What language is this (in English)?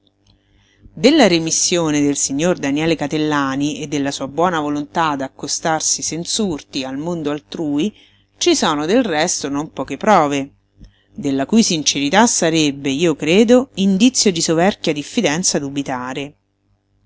Italian